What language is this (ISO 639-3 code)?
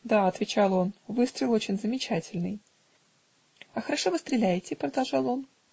rus